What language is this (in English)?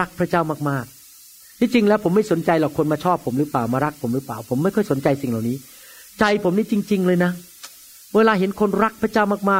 Thai